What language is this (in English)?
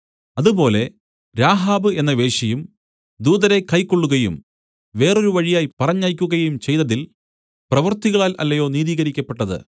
Malayalam